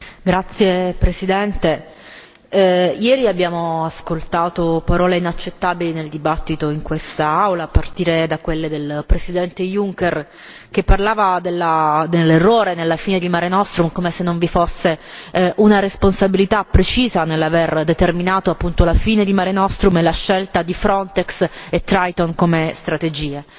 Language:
Italian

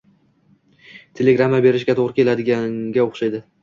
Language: Uzbek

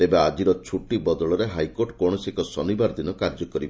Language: Odia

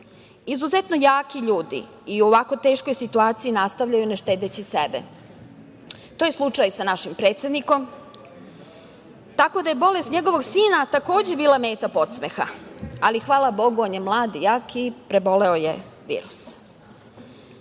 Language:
Serbian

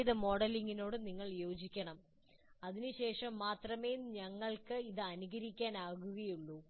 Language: Malayalam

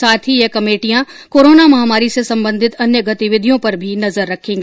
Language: Hindi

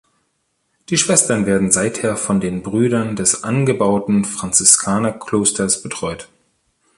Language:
German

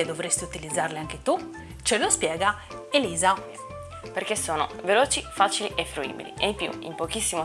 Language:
Italian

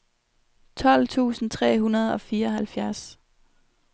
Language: Danish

